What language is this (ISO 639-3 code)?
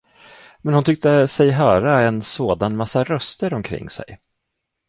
swe